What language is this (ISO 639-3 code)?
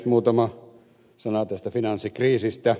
fin